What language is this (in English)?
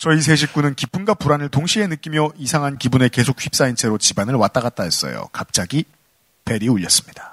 Korean